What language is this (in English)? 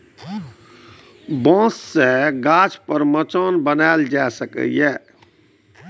Maithili